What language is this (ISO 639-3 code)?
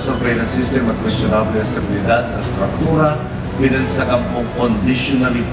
fil